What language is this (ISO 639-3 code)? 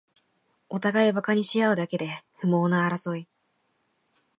jpn